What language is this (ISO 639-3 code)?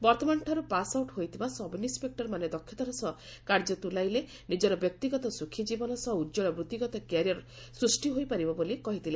ori